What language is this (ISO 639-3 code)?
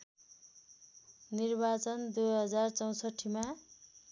nep